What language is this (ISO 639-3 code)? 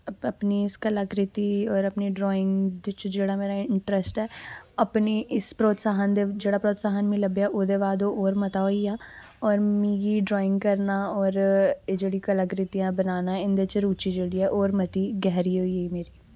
doi